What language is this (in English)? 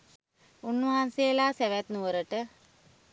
Sinhala